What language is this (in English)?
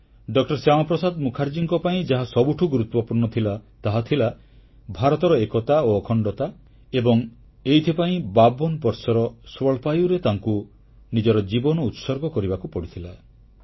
Odia